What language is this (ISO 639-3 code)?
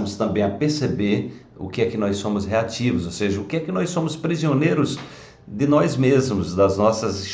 por